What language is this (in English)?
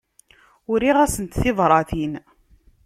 Kabyle